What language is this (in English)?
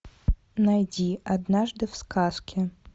Russian